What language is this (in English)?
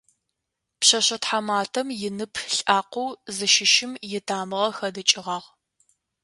Adyghe